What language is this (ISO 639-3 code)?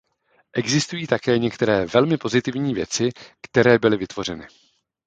ces